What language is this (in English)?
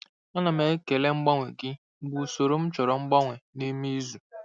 Igbo